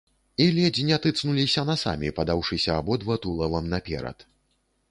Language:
Belarusian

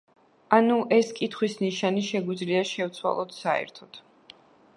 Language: Georgian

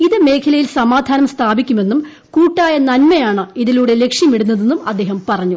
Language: Malayalam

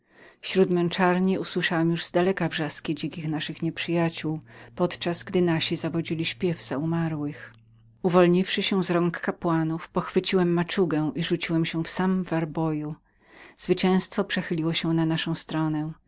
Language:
Polish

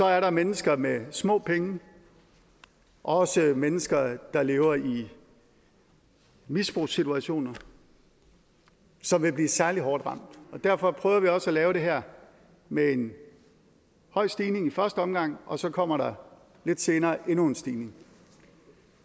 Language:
Danish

